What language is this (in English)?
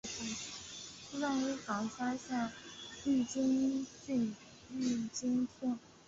Chinese